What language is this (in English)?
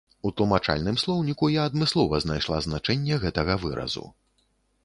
Belarusian